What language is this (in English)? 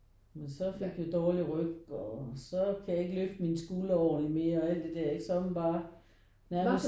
Danish